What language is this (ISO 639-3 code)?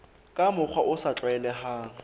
sot